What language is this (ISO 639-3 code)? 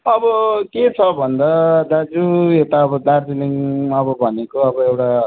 nep